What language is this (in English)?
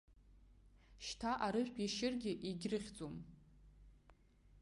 Abkhazian